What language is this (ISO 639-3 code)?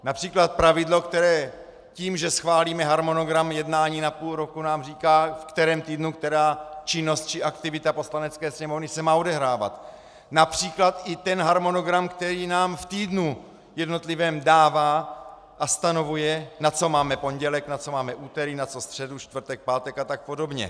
ces